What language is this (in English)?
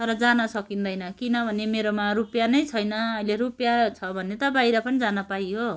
Nepali